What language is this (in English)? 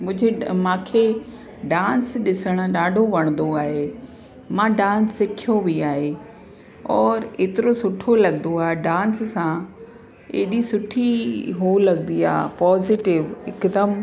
Sindhi